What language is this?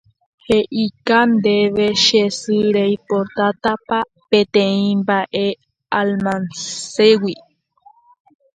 Guarani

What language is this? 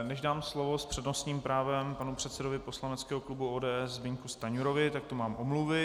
Czech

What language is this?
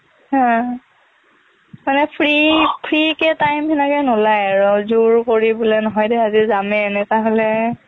Assamese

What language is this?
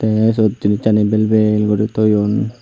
Chakma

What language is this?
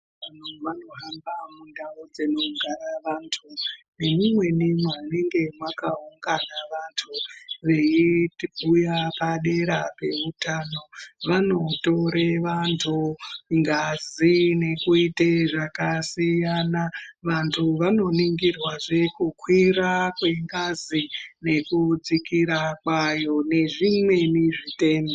Ndau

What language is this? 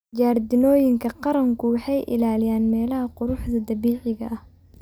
Somali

